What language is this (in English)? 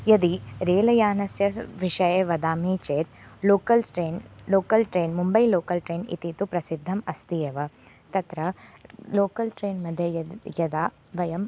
Sanskrit